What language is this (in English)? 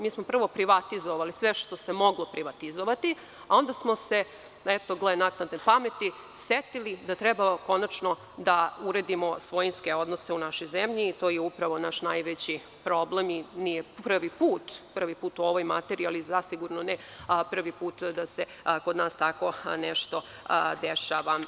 Serbian